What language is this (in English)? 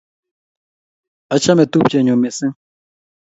Kalenjin